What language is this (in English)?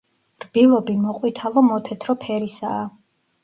Georgian